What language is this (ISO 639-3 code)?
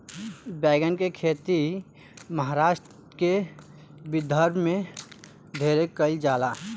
bho